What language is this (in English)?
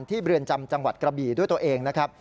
Thai